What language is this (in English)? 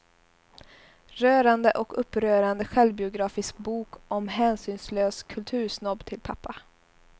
Swedish